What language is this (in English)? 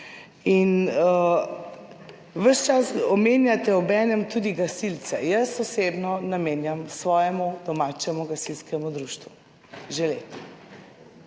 Slovenian